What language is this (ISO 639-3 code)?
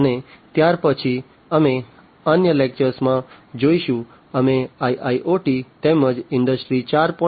guj